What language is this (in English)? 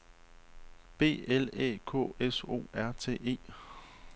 Danish